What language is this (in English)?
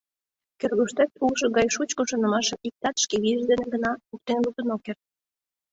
Mari